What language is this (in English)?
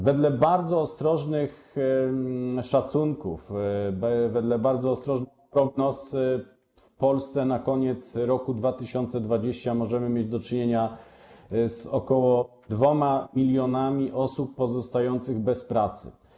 Polish